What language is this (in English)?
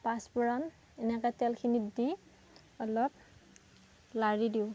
Assamese